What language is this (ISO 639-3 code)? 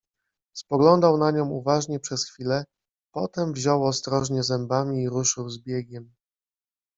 pol